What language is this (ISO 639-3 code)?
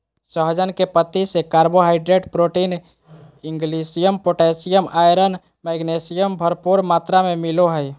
mag